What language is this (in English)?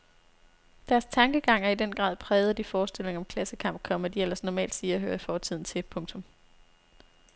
Danish